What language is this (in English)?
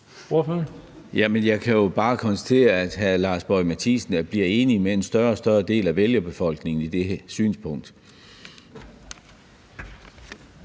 Danish